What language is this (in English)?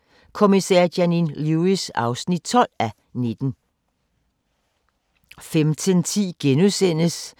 Danish